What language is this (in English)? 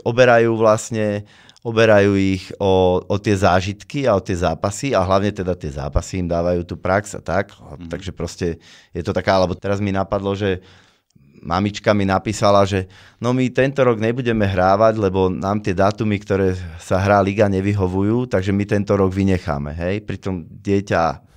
Slovak